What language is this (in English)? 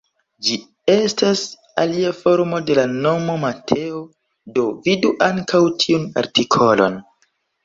Esperanto